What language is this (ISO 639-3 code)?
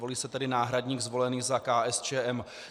ces